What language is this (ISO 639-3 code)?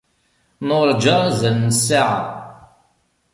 kab